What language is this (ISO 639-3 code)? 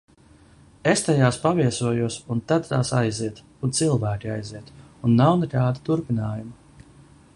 lav